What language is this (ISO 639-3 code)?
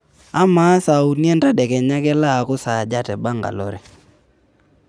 mas